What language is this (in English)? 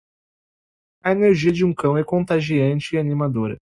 Portuguese